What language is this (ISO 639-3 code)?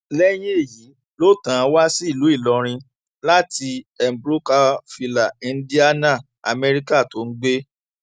yor